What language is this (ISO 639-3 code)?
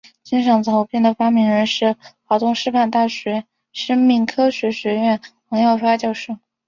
zho